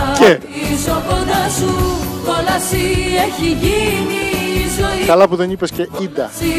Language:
Greek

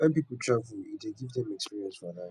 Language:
Nigerian Pidgin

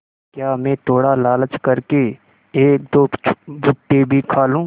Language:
Hindi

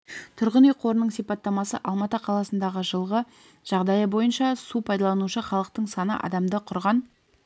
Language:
Kazakh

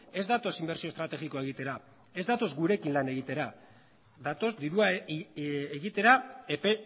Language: Basque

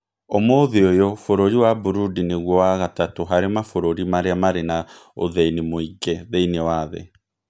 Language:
Kikuyu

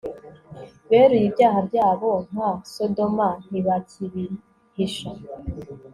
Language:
Kinyarwanda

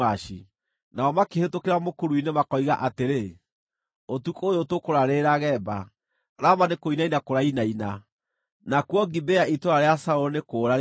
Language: Kikuyu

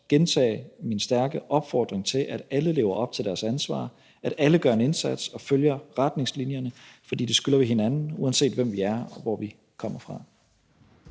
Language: Danish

